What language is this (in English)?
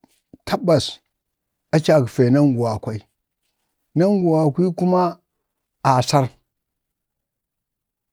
Bade